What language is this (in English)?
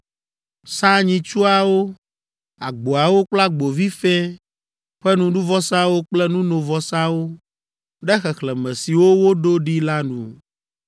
Ewe